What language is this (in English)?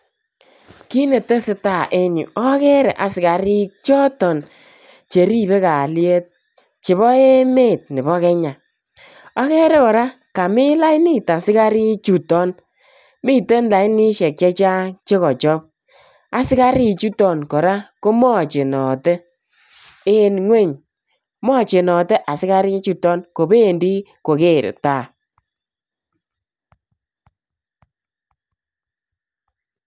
Kalenjin